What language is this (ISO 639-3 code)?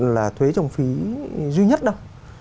vie